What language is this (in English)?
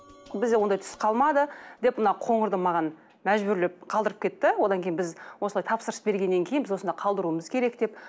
Kazakh